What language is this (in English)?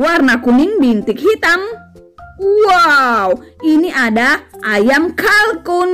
Indonesian